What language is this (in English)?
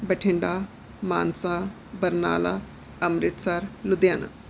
Punjabi